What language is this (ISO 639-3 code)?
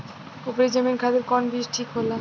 bho